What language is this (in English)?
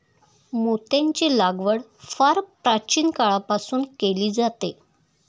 Marathi